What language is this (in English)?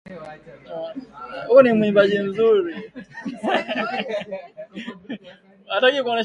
Swahili